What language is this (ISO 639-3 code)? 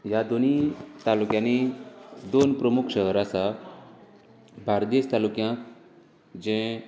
kok